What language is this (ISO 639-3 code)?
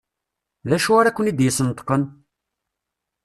kab